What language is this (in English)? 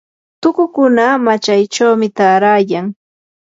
Yanahuanca Pasco Quechua